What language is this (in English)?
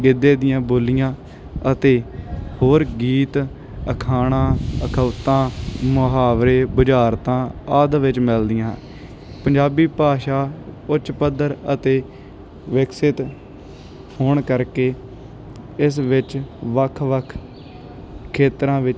Punjabi